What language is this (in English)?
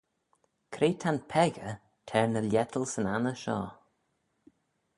Manx